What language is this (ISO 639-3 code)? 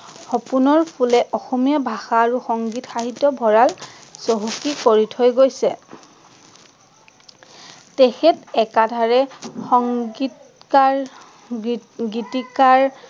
asm